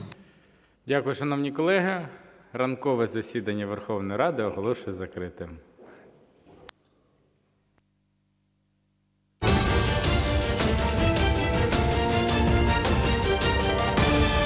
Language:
Ukrainian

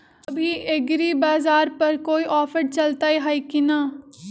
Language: Magahi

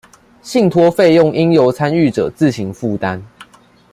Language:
Chinese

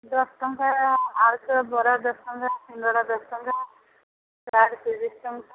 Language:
Odia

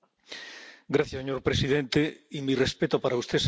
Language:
Spanish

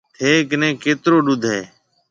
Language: Marwari (Pakistan)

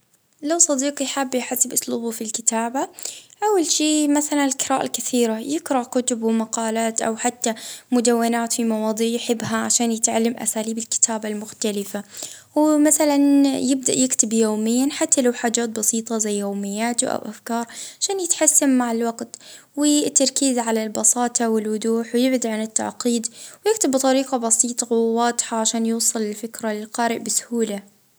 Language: Libyan Arabic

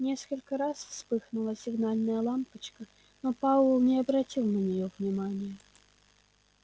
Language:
Russian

